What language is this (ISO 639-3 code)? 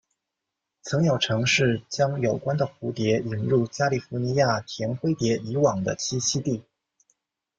zho